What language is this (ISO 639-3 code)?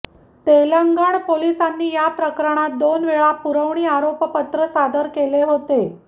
mar